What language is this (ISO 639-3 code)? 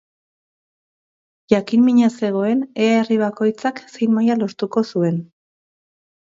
eus